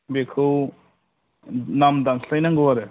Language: Bodo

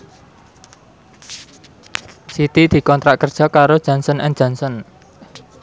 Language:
Javanese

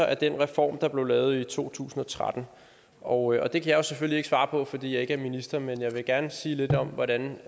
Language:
Danish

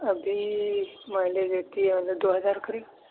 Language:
Urdu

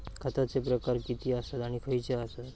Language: Marathi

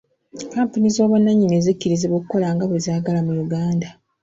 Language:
Ganda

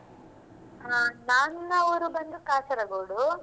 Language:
Kannada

